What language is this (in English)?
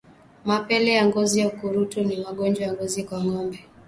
Swahili